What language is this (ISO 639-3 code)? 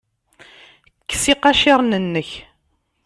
kab